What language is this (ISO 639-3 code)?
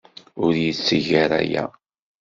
kab